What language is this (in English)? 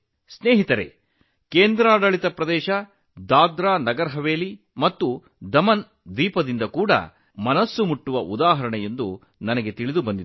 Kannada